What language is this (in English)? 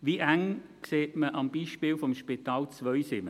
Swiss German